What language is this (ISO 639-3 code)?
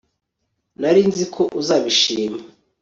kin